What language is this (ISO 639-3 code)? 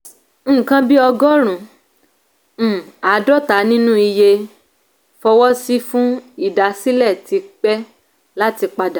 yor